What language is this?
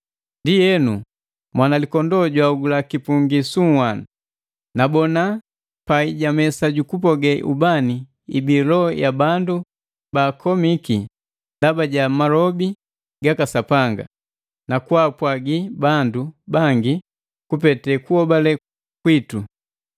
Matengo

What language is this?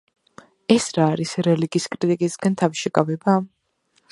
Georgian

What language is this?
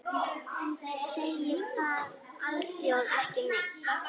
Icelandic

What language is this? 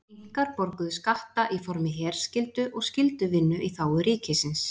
Icelandic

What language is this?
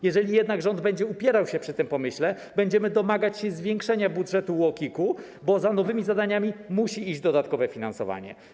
Polish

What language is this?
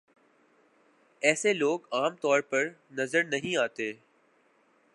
Urdu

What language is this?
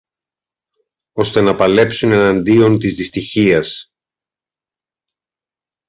Greek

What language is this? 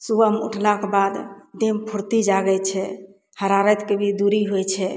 Maithili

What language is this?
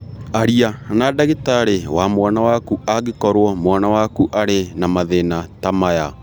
Kikuyu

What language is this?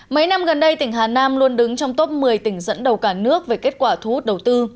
Vietnamese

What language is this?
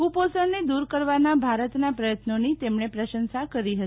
Gujarati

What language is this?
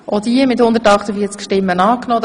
Swiss German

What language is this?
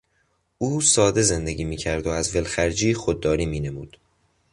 Persian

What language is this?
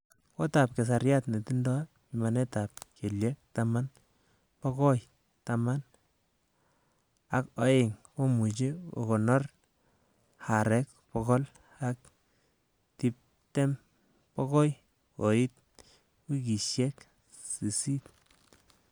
Kalenjin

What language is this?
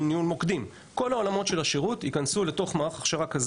Hebrew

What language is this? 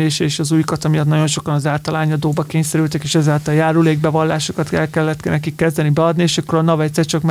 Hungarian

